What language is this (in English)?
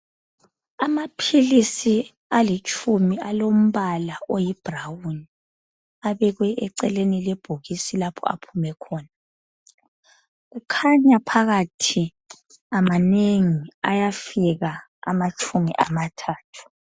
North Ndebele